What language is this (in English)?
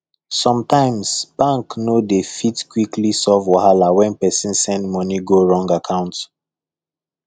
Nigerian Pidgin